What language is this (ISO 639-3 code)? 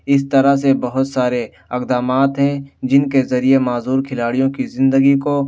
urd